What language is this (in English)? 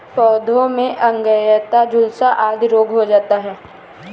Hindi